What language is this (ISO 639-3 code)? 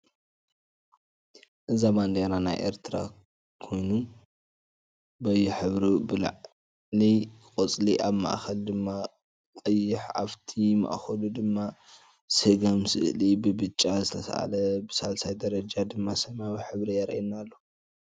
tir